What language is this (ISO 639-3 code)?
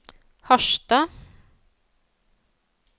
nor